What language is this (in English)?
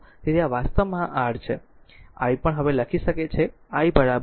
Gujarati